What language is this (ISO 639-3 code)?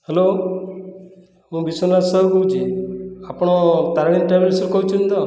ori